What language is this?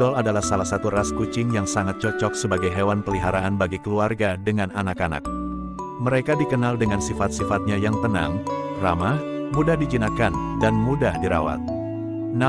Indonesian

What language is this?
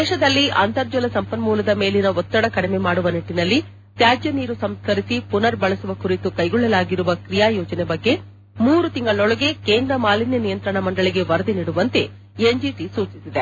Kannada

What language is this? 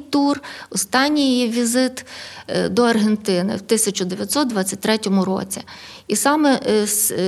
Ukrainian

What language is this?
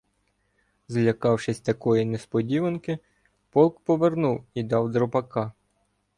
Ukrainian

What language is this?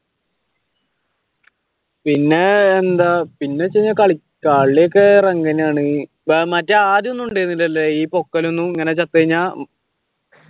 Malayalam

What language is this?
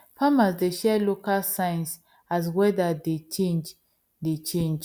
Nigerian Pidgin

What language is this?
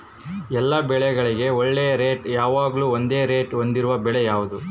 Kannada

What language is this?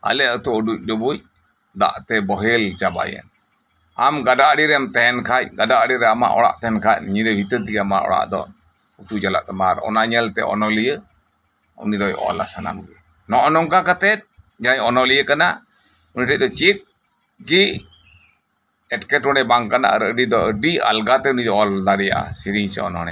Santali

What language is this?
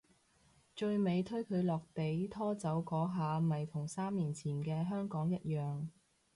Cantonese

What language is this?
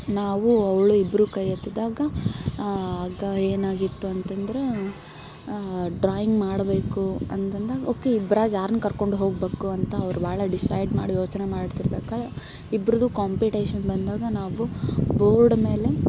Kannada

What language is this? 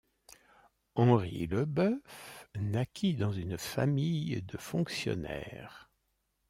French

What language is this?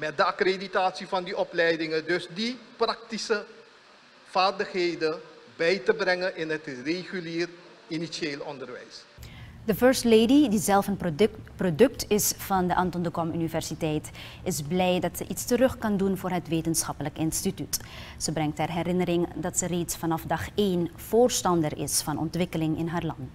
Dutch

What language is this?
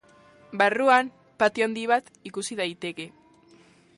Basque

